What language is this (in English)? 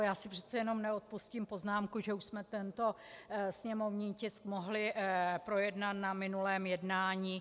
Czech